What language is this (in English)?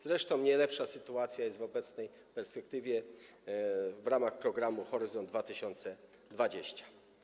Polish